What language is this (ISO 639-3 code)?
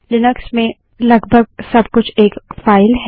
hin